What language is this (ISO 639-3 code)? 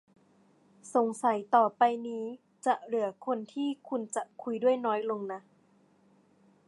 tha